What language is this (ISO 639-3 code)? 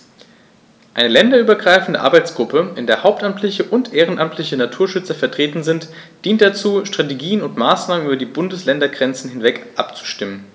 deu